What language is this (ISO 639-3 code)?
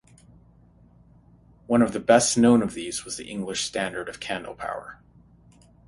eng